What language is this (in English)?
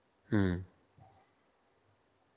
Bangla